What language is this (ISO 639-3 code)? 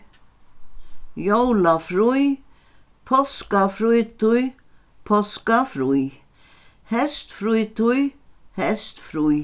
fao